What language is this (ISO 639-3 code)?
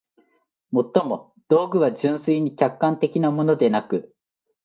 jpn